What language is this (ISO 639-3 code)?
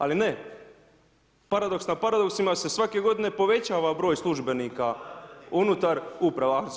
hrv